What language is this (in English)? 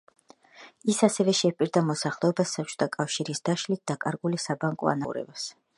Georgian